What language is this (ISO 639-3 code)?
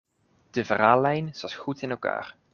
nld